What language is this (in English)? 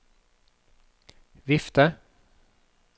Norwegian